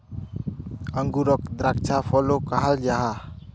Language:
Magahi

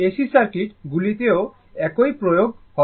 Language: Bangla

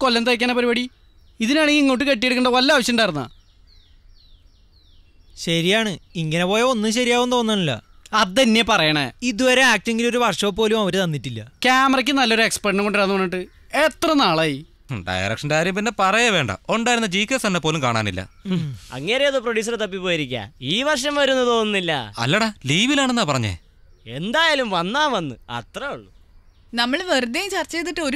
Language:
Malayalam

